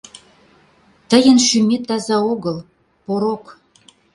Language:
Mari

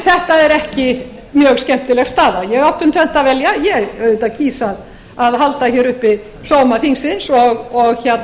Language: Icelandic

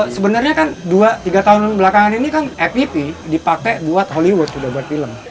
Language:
Indonesian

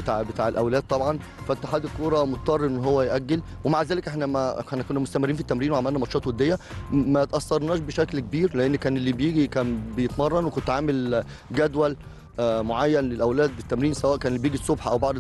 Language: Arabic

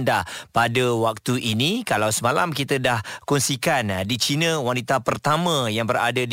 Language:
Malay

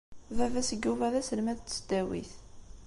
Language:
Kabyle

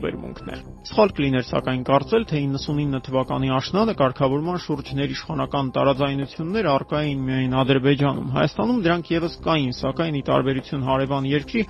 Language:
Turkish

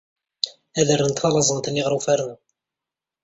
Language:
Kabyle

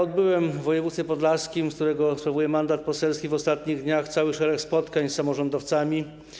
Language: Polish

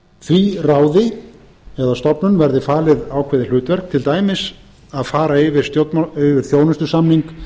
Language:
Icelandic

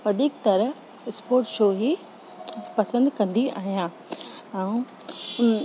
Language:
Sindhi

